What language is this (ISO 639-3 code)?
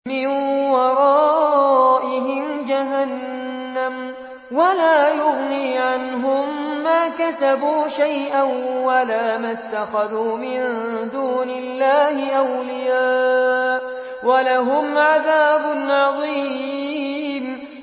ara